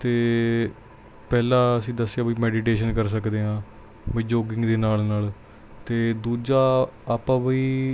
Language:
Punjabi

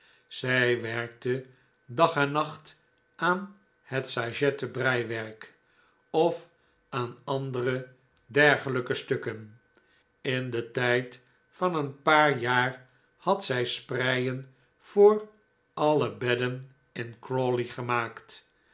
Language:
Dutch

